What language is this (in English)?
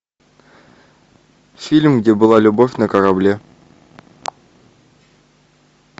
Russian